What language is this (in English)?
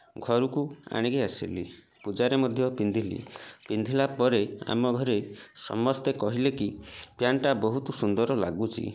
Odia